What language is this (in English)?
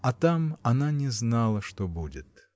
Russian